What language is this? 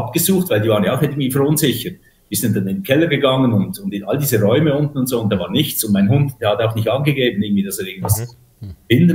German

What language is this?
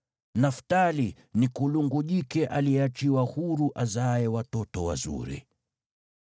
Swahili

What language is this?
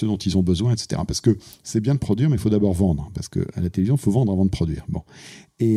French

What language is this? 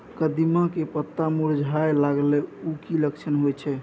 Maithili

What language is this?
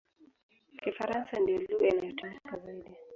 Swahili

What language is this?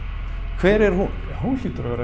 Icelandic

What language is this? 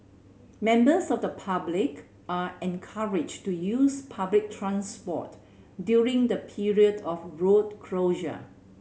English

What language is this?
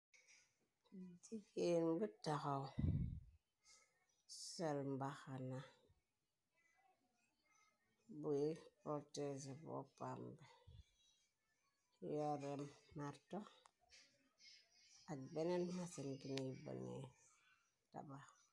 Wolof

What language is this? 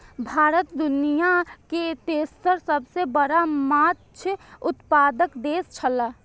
Maithili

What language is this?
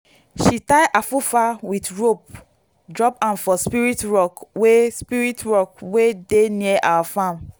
Nigerian Pidgin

